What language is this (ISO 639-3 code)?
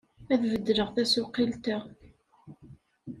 kab